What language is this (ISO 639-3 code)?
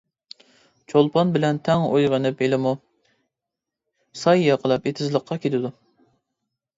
uig